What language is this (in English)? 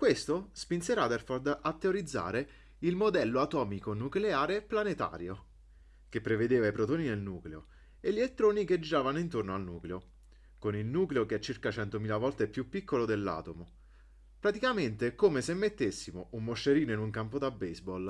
Italian